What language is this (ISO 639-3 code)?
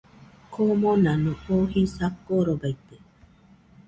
hux